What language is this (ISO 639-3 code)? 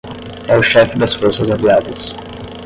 por